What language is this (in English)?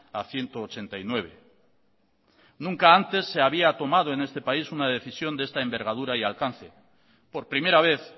Spanish